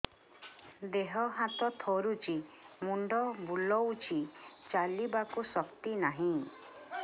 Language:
Odia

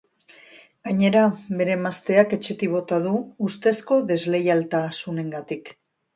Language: Basque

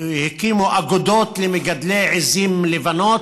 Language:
Hebrew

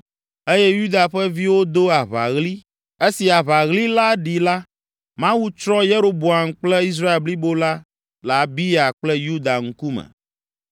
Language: Ewe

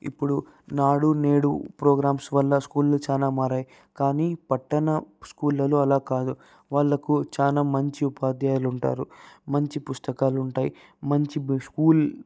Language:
Telugu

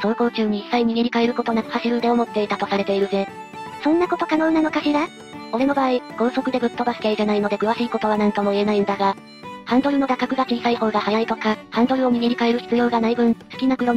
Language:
Japanese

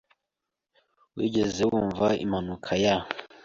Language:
Kinyarwanda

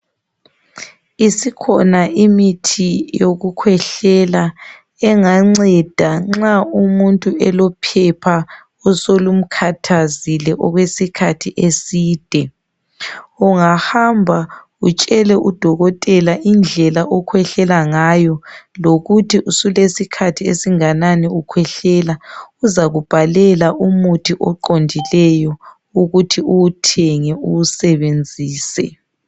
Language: North Ndebele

